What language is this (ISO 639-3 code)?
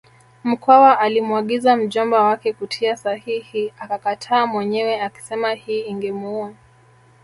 swa